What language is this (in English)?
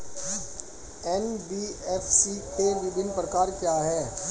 Hindi